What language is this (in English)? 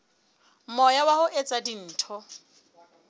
Southern Sotho